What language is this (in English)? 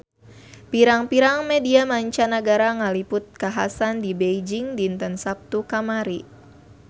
Sundanese